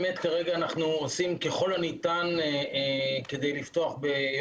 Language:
Hebrew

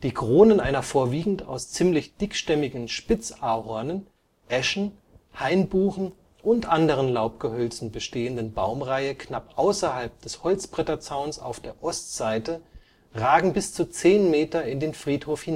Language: German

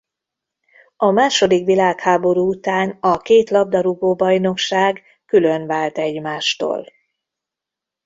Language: Hungarian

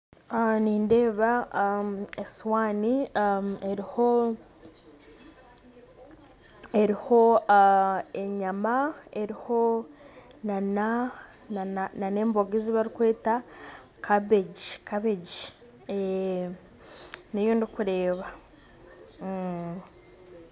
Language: Nyankole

